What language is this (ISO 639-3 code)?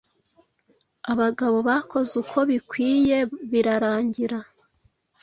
kin